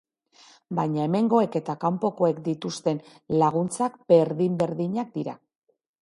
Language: Basque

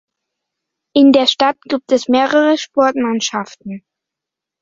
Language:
German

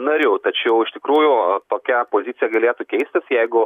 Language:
Lithuanian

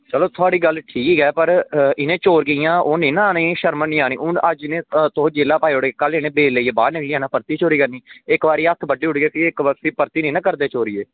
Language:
Dogri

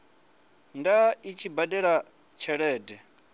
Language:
Venda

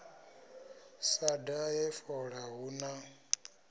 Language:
Venda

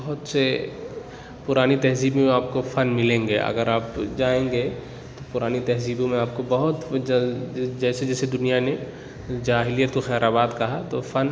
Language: Urdu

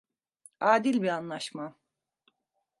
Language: Turkish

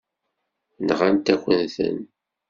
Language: Kabyle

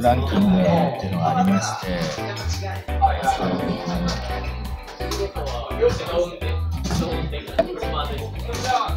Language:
Japanese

